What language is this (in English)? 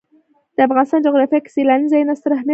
Pashto